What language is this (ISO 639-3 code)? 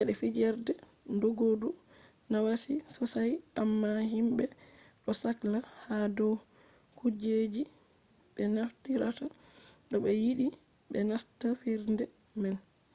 ful